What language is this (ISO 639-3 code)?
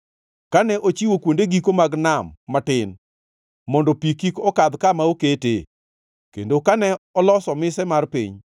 luo